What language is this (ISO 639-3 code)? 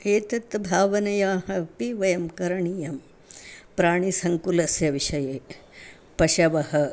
san